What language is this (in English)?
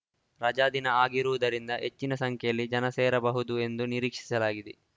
Kannada